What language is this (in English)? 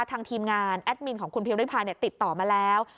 Thai